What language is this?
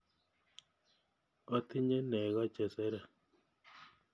Kalenjin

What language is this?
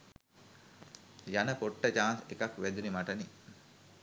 Sinhala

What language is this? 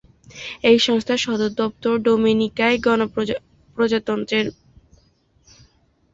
Bangla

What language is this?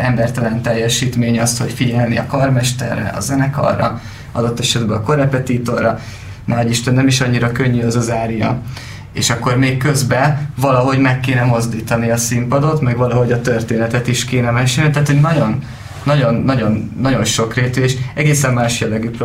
Hungarian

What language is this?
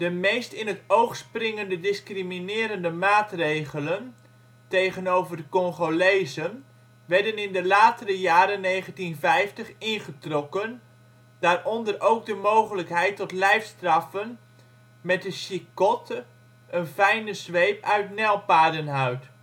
Dutch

